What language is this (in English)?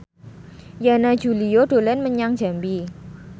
Javanese